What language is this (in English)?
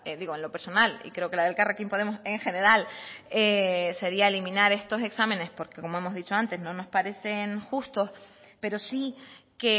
Spanish